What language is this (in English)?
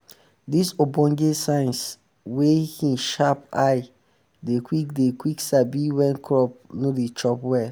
Nigerian Pidgin